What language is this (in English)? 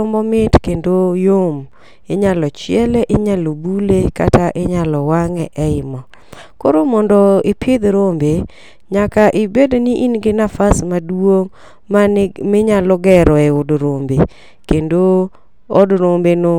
Luo (Kenya and Tanzania)